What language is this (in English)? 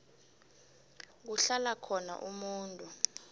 South Ndebele